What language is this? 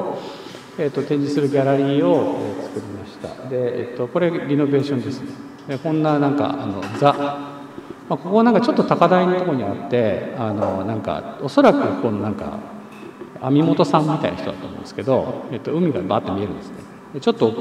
Japanese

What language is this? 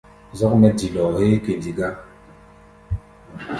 Gbaya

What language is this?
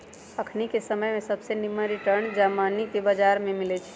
Magahi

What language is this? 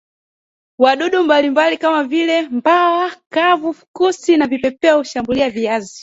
Swahili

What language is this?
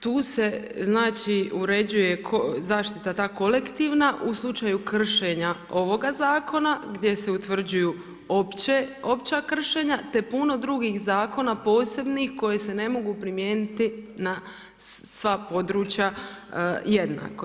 Croatian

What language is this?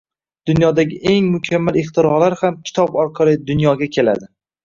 Uzbek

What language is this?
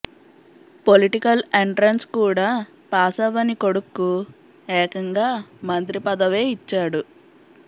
Telugu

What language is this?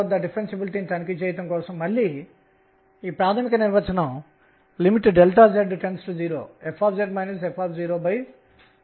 Telugu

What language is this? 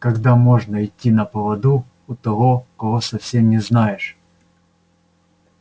Russian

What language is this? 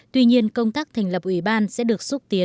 Vietnamese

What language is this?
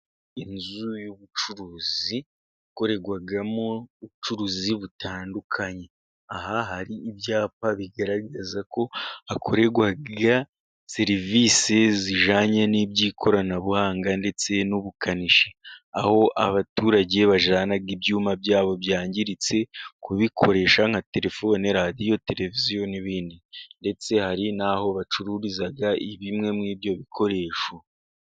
Kinyarwanda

